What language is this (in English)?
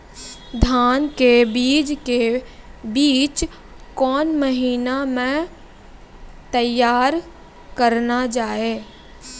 Maithili